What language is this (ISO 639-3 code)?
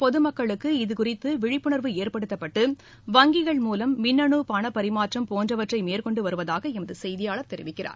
tam